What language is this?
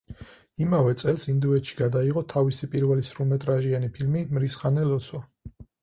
Georgian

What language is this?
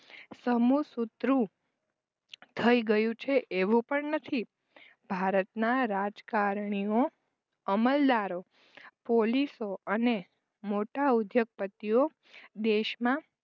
Gujarati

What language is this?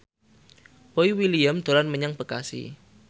Javanese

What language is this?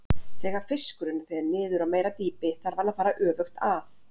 Icelandic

